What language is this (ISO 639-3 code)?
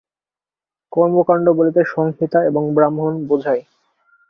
ben